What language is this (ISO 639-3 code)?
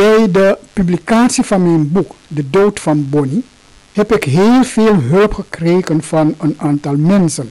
nld